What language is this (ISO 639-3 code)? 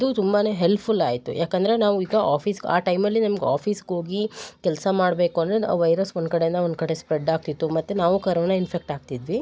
kan